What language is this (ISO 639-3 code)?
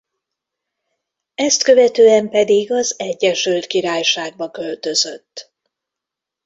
hun